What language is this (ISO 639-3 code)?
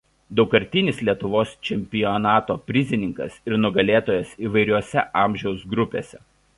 lit